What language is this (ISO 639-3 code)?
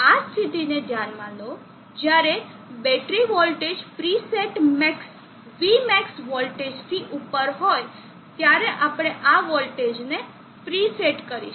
guj